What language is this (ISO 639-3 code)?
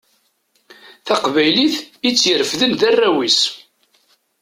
kab